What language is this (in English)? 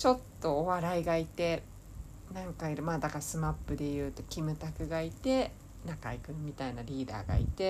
Japanese